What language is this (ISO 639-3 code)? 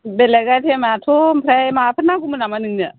brx